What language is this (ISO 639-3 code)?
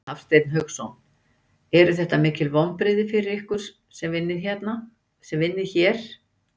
isl